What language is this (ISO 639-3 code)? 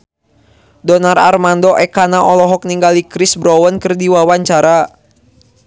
sun